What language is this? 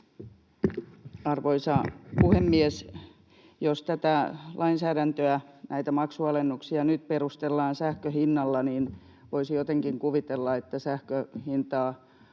Finnish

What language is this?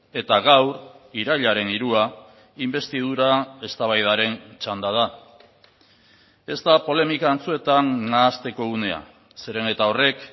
Basque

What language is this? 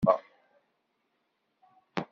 Kabyle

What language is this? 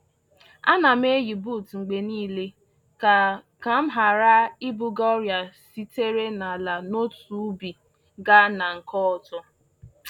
Igbo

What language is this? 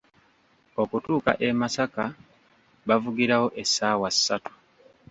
Ganda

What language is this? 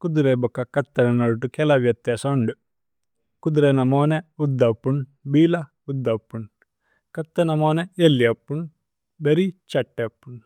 Tulu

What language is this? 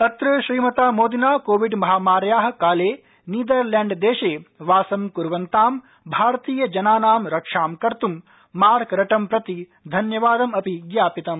Sanskrit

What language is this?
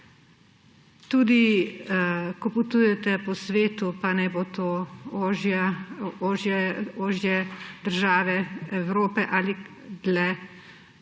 Slovenian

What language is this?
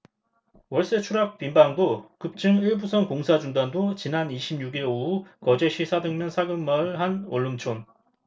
Korean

